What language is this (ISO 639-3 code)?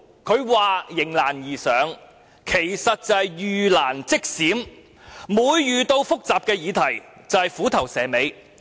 yue